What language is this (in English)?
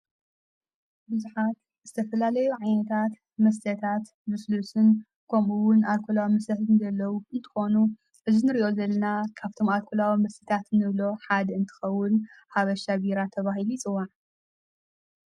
Tigrinya